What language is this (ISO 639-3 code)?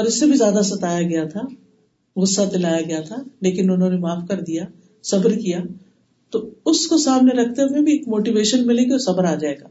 urd